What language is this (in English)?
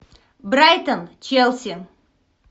Russian